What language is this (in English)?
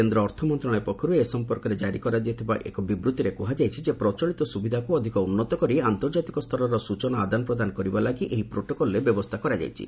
Odia